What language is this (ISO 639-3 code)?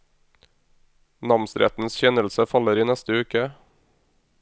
nor